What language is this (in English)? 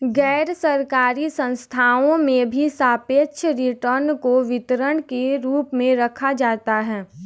Hindi